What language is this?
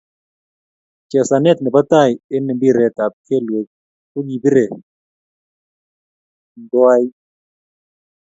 Kalenjin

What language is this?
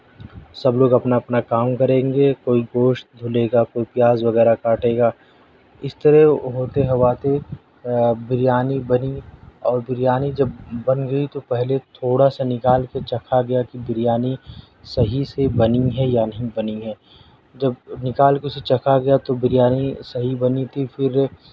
Urdu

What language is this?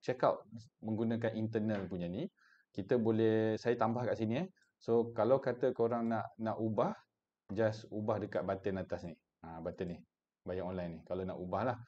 Malay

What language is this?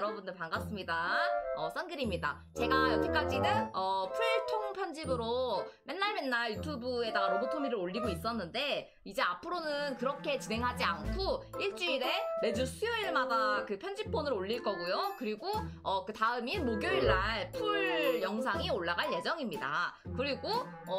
Korean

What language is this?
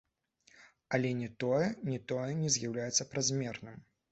Belarusian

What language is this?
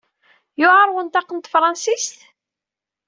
Kabyle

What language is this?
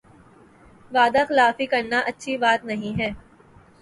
Urdu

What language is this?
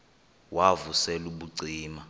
Xhosa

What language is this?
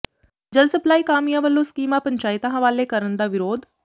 Punjabi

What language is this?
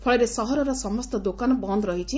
Odia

